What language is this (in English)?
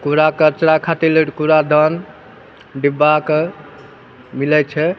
Maithili